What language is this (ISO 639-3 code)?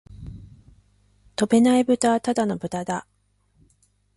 jpn